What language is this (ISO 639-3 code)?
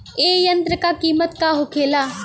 bho